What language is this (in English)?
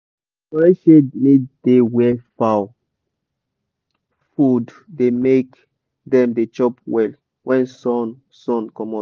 Nigerian Pidgin